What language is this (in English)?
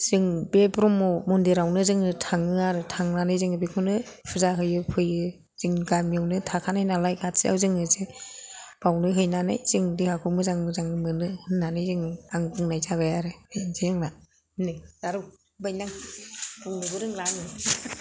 Bodo